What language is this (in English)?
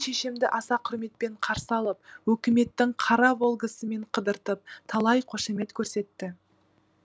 Kazakh